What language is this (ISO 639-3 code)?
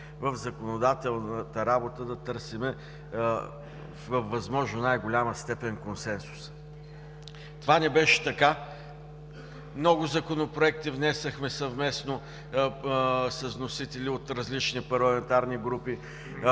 bul